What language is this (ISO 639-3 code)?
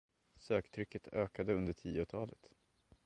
swe